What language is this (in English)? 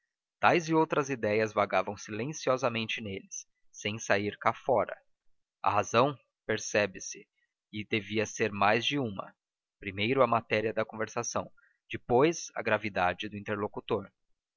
Portuguese